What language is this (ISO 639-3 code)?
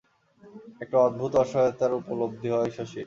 ben